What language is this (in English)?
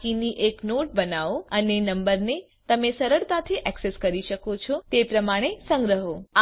Gujarati